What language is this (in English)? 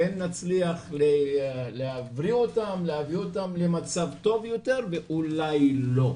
Hebrew